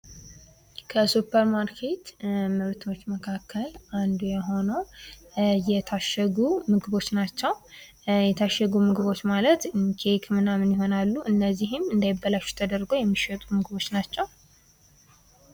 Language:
Amharic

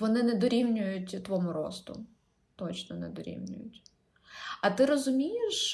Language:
Ukrainian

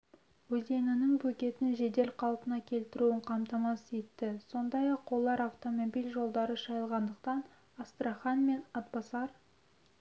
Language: Kazakh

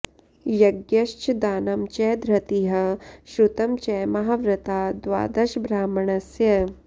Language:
Sanskrit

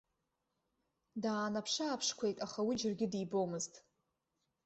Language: Abkhazian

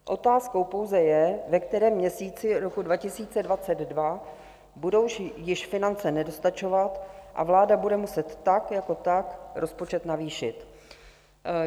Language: Czech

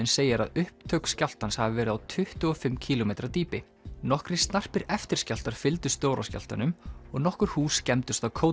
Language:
Icelandic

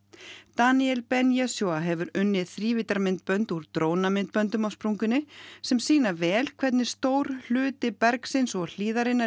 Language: Icelandic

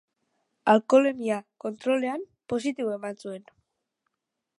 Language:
Basque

